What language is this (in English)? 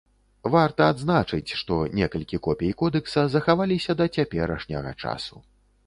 Belarusian